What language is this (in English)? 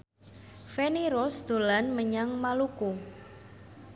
Javanese